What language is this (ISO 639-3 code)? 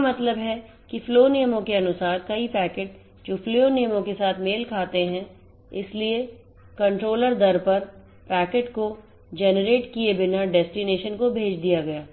hin